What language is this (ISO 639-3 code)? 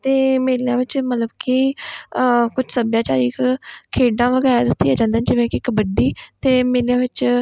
pan